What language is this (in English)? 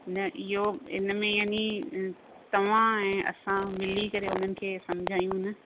Sindhi